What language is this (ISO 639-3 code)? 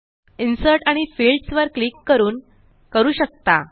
mar